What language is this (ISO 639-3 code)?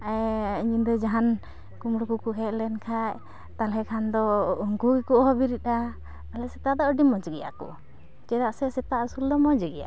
sat